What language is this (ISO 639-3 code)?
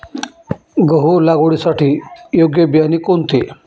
mar